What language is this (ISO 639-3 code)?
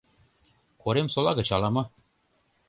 chm